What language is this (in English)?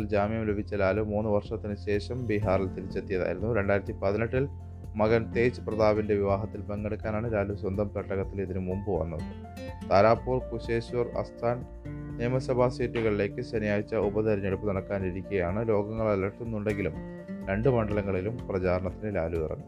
Malayalam